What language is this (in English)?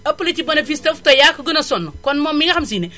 Wolof